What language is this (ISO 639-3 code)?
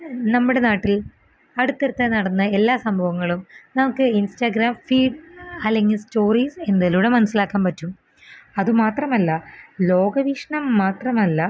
mal